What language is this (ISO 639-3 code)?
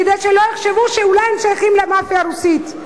heb